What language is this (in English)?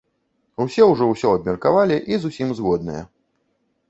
Belarusian